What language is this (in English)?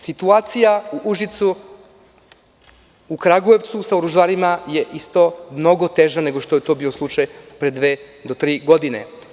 Serbian